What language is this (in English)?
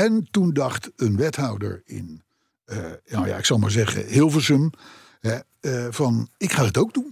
Dutch